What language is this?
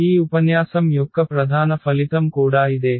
Telugu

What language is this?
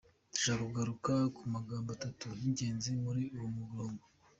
Kinyarwanda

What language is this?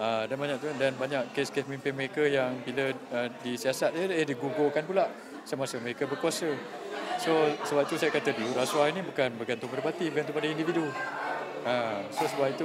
Malay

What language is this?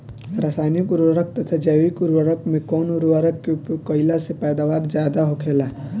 Bhojpuri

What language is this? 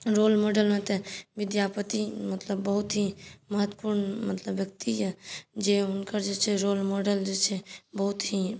Maithili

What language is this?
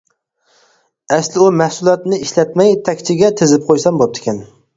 Uyghur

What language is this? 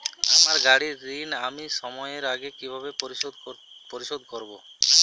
Bangla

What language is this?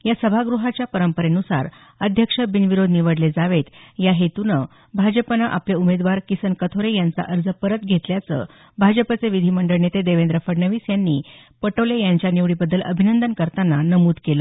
Marathi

